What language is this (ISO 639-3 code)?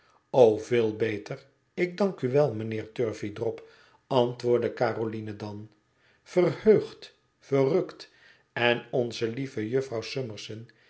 nld